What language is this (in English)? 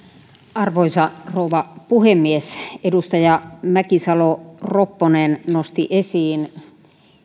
Finnish